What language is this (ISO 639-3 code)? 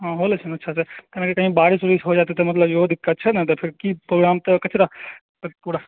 mai